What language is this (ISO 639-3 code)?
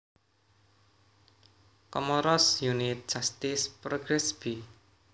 jav